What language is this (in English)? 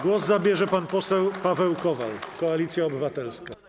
Polish